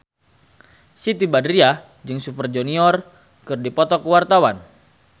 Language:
Sundanese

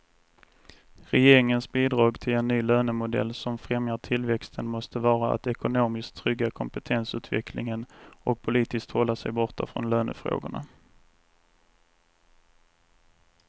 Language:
Swedish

